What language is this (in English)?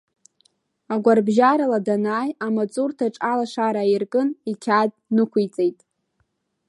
Abkhazian